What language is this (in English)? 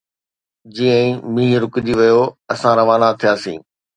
Sindhi